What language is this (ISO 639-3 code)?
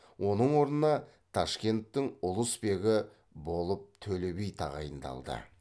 kaz